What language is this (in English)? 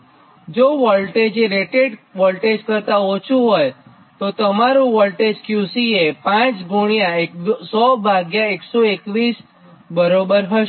Gujarati